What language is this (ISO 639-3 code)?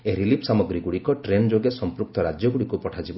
ori